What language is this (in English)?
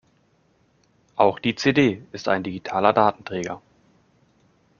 German